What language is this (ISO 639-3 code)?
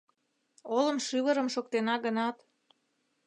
chm